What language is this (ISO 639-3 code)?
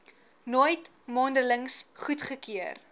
afr